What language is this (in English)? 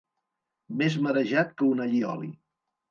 Catalan